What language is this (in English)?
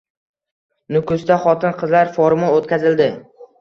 Uzbek